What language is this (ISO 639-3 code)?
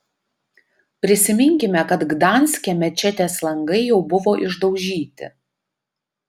lit